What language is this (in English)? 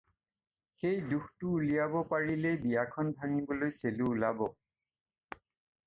Assamese